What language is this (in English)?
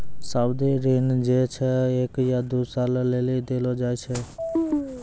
Maithili